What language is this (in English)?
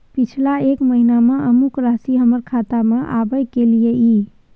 Maithili